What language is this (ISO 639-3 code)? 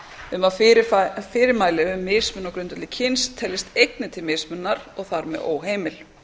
isl